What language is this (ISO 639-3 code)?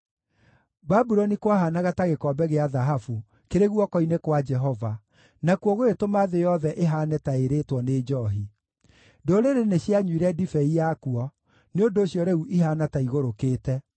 kik